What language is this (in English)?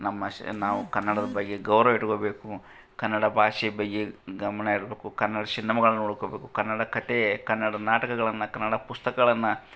Kannada